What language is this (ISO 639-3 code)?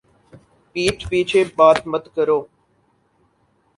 urd